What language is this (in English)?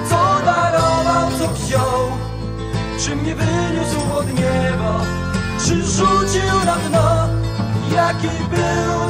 Polish